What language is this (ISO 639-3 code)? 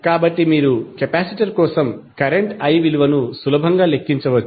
tel